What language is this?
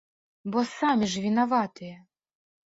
Belarusian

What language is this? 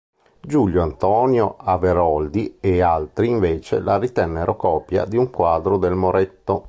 Italian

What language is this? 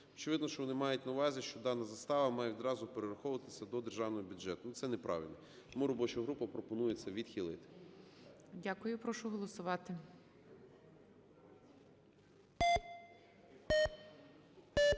Ukrainian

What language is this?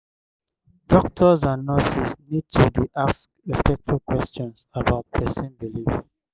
Nigerian Pidgin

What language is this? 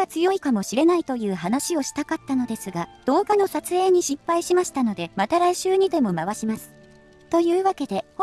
Japanese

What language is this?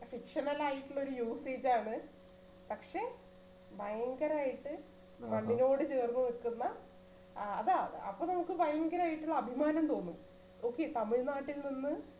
Malayalam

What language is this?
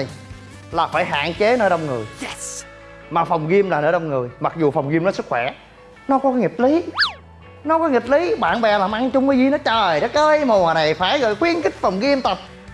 Vietnamese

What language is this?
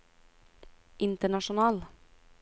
Norwegian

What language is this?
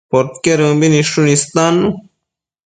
Matsés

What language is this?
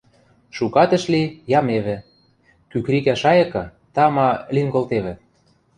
Western Mari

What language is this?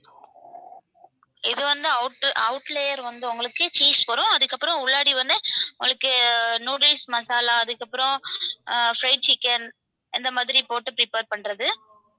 Tamil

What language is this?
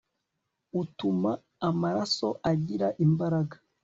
Kinyarwanda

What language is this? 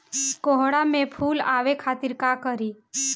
Bhojpuri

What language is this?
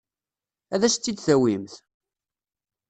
Kabyle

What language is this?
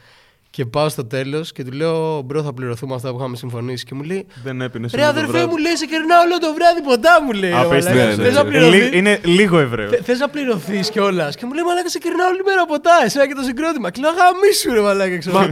Greek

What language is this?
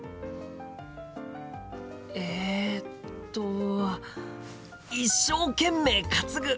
Japanese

